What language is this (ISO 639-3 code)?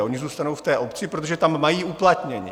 ces